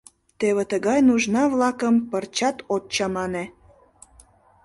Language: Mari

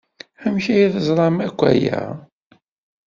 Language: Kabyle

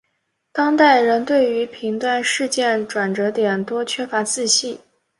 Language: Chinese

